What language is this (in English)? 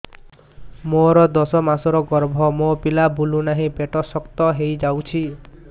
Odia